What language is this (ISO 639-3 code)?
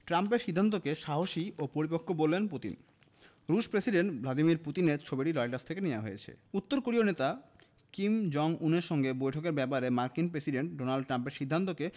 ben